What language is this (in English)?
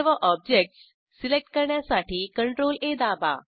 Marathi